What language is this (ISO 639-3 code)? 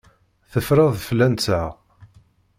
kab